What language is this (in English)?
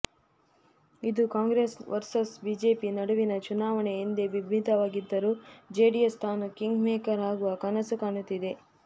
Kannada